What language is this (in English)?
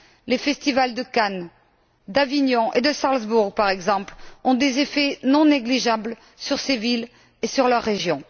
French